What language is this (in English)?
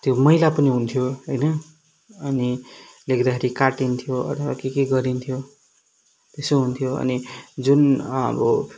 Nepali